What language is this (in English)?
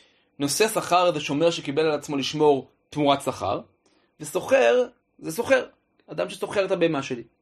Hebrew